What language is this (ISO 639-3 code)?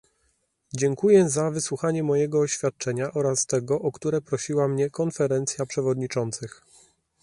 pol